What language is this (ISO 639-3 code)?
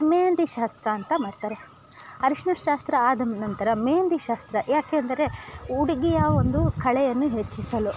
kan